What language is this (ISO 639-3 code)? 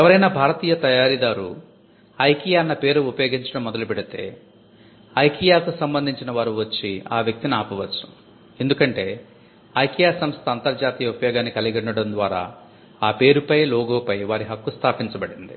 tel